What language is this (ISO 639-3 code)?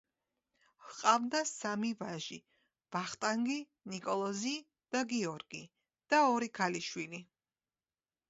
kat